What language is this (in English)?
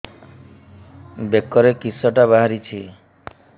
Odia